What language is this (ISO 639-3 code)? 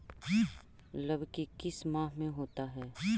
mag